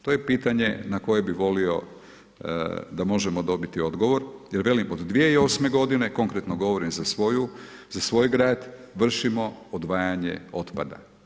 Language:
Croatian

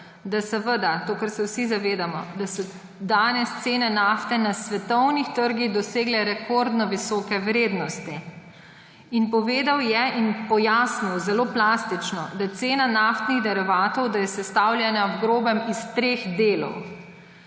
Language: Slovenian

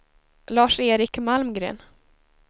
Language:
Swedish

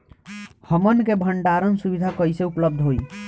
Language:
Bhojpuri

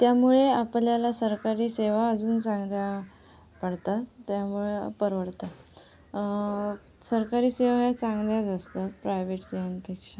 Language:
Marathi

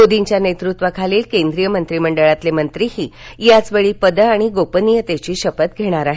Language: Marathi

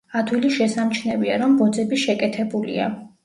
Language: Georgian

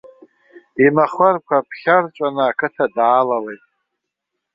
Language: Abkhazian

